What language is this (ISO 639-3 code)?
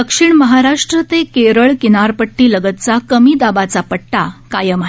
mar